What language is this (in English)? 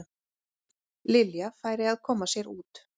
Icelandic